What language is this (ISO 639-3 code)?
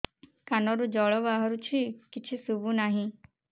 ori